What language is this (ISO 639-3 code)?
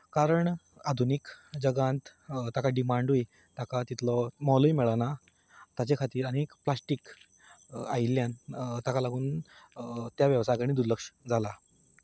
kok